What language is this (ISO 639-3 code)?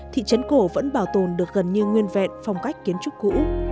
vie